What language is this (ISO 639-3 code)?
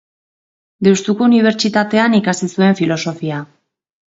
eus